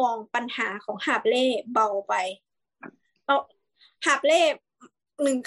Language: Thai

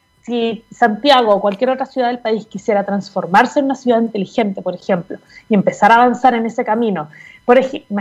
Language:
Spanish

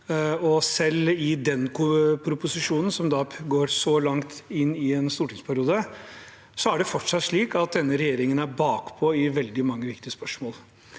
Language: Norwegian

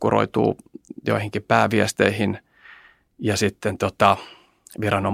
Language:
Finnish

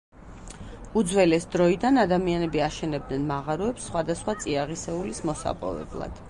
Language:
Georgian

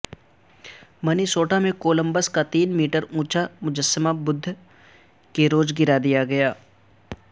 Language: Urdu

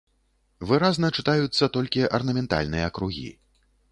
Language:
Belarusian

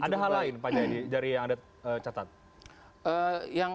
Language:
Indonesian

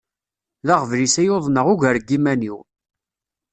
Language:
Kabyle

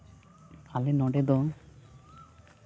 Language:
Santali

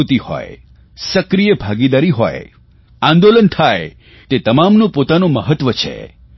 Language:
Gujarati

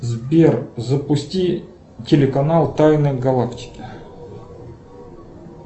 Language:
Russian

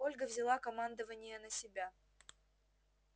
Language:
Russian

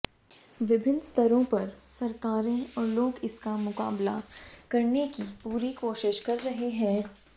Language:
Hindi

